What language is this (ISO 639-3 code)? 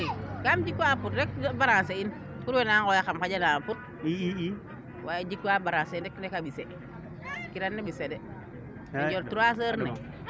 srr